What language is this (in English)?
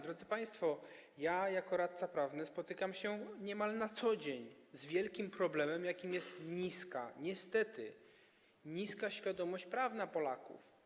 Polish